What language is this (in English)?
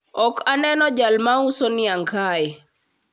Luo (Kenya and Tanzania)